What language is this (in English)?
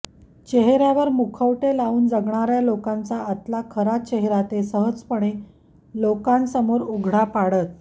Marathi